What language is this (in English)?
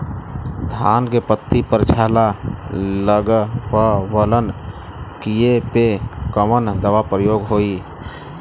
Bhojpuri